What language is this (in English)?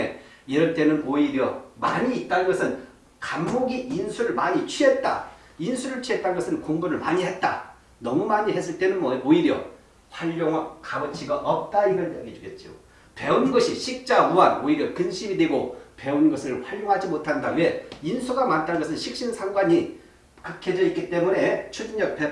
Korean